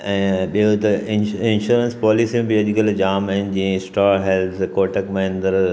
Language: Sindhi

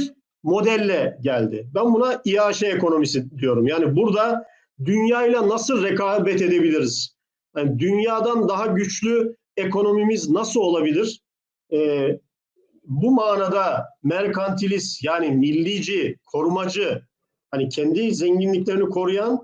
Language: Turkish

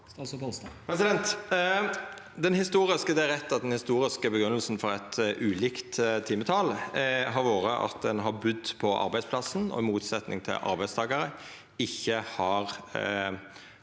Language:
Norwegian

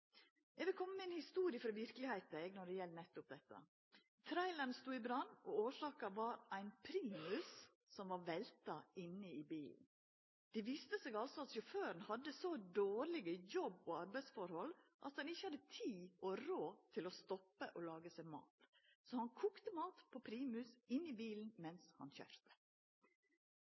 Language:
Norwegian Nynorsk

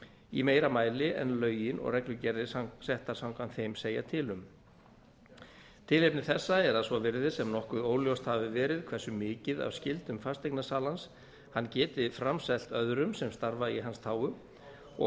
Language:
Icelandic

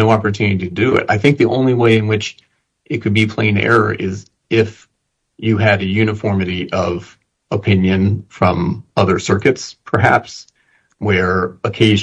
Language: English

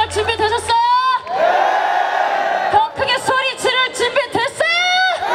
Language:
Korean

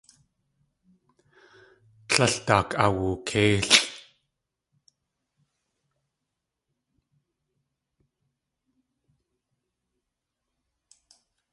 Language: Tlingit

